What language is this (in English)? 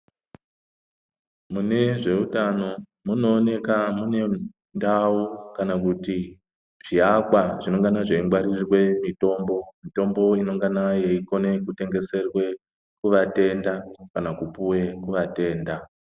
Ndau